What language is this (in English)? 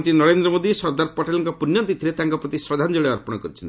Odia